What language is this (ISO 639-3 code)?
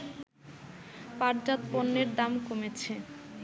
ben